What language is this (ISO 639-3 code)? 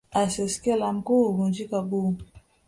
swa